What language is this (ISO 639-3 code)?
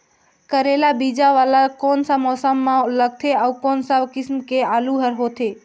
hne